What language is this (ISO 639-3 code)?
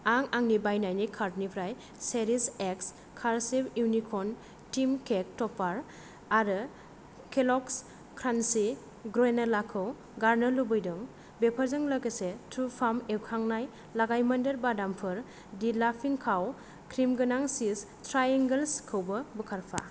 brx